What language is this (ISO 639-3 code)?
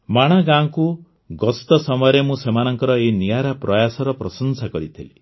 ori